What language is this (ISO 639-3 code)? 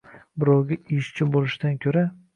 uzb